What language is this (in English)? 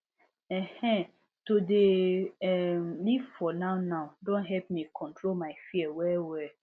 Nigerian Pidgin